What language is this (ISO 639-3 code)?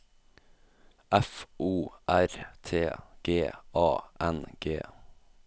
nor